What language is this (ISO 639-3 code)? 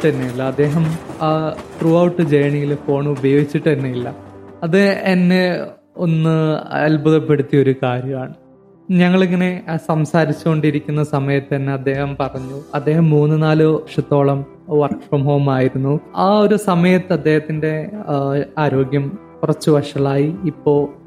mal